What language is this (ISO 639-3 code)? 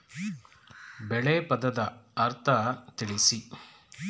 kan